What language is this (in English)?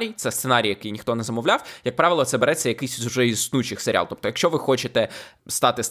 Ukrainian